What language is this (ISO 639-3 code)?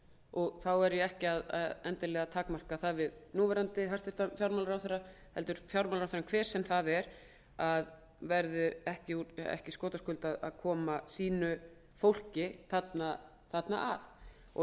isl